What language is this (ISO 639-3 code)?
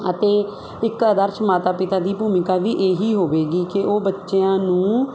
pan